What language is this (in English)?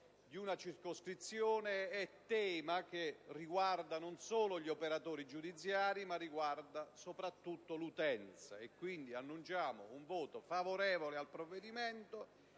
Italian